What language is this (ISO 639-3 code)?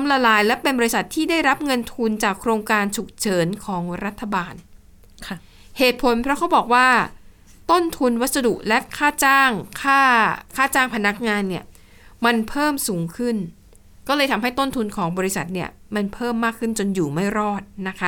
tha